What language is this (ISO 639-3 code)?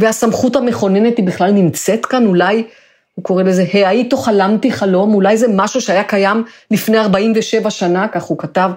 heb